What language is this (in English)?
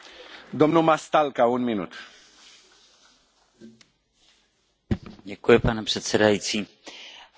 Czech